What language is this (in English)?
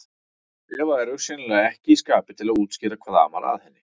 Icelandic